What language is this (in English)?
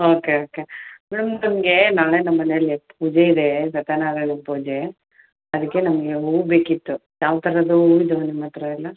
Kannada